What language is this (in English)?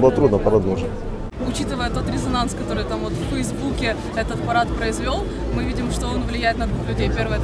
Russian